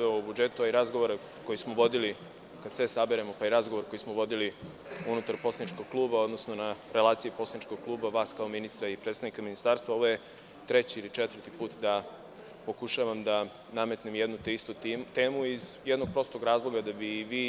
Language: Serbian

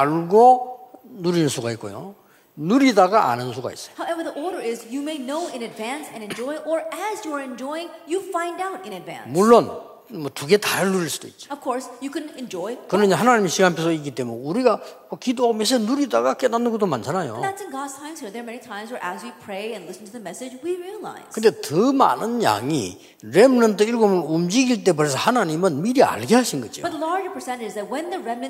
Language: Korean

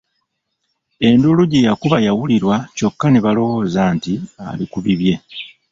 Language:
Ganda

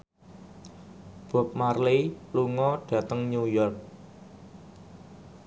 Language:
Javanese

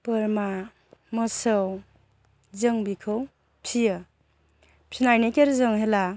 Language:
Bodo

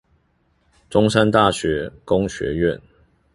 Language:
Chinese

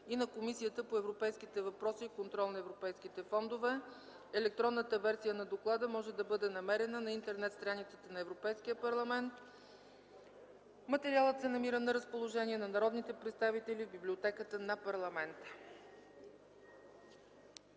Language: Bulgarian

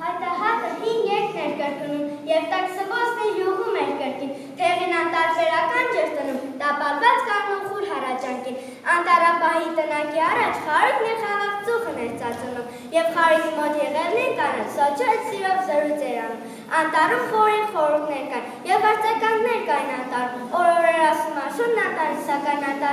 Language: Romanian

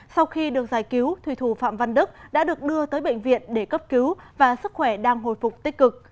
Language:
Vietnamese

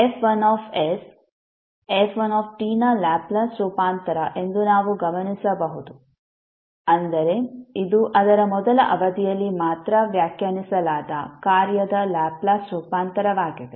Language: Kannada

